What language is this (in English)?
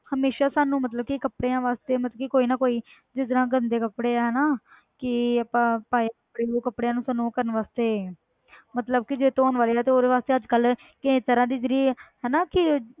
Punjabi